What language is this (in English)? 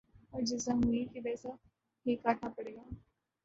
Urdu